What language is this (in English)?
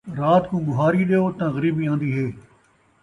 Saraiki